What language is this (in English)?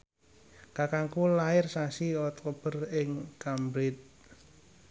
Javanese